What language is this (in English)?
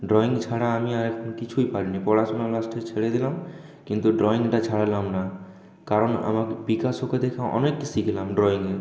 Bangla